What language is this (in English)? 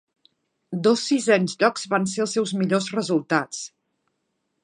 Catalan